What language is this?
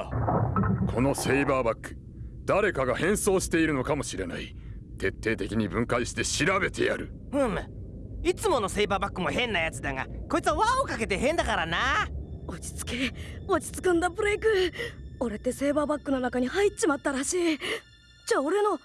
Japanese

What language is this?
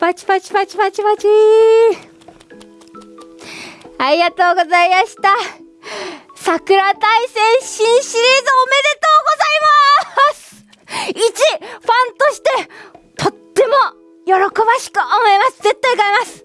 Japanese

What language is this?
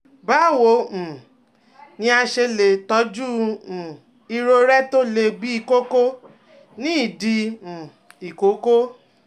Yoruba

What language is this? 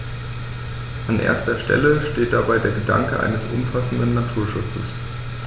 German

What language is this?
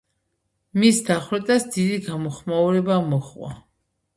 Georgian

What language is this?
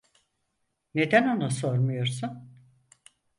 Turkish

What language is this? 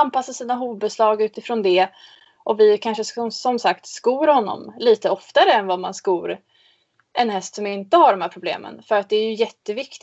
Swedish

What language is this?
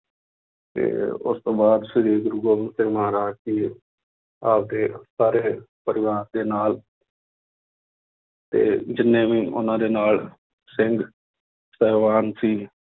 Punjabi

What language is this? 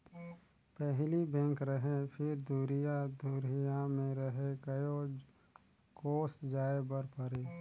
Chhattisgarhi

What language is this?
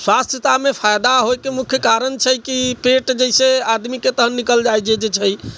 Maithili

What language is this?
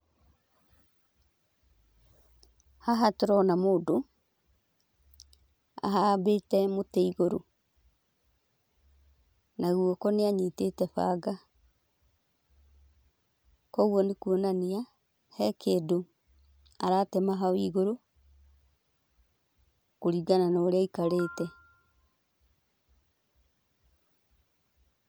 Kikuyu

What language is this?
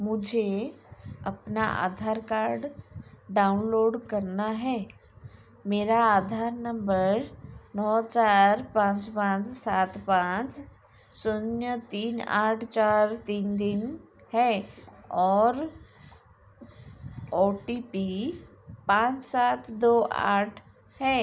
Hindi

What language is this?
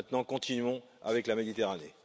French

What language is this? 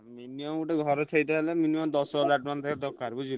Odia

